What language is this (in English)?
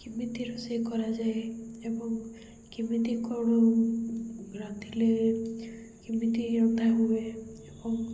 Odia